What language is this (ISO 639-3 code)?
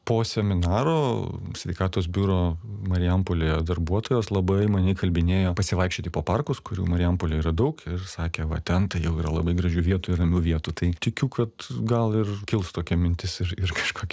lit